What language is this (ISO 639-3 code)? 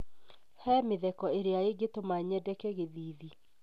kik